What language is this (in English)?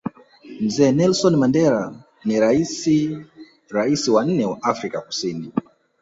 Swahili